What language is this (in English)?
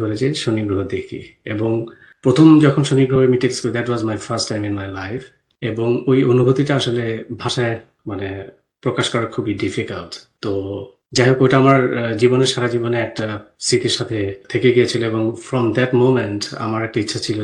Bangla